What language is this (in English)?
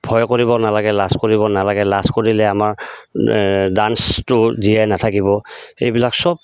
Assamese